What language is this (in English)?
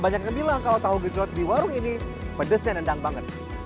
Indonesian